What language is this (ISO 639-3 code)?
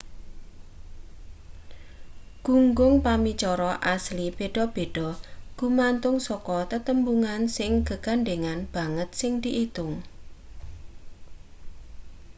jav